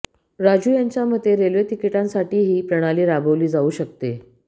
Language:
Marathi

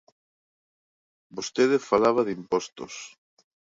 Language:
Galician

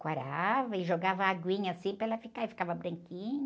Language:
Portuguese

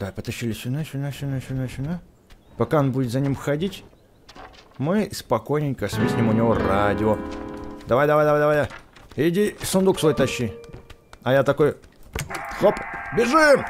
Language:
Russian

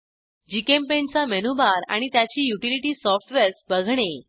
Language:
Marathi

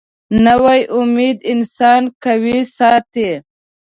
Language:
Pashto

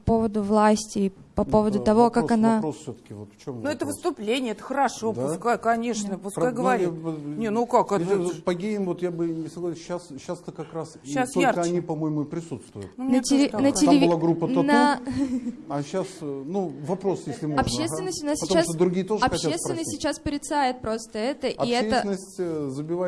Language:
Russian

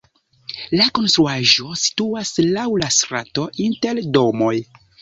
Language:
Esperanto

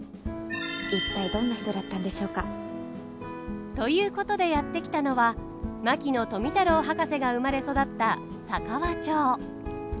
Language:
Japanese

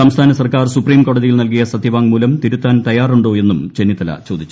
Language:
Malayalam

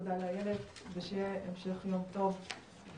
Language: Hebrew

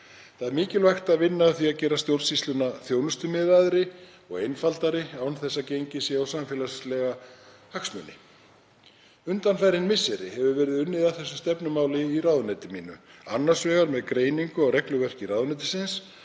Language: Icelandic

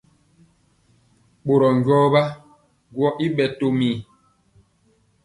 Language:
Mpiemo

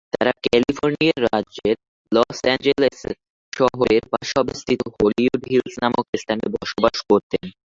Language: Bangla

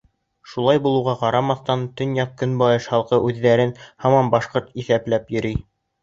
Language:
Bashkir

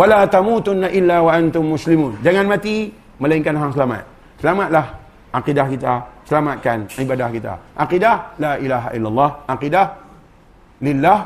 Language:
Malay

